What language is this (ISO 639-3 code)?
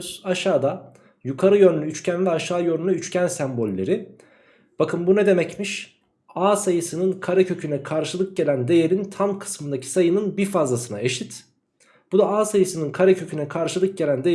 tur